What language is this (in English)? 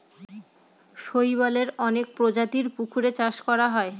Bangla